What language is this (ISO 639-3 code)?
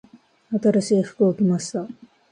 jpn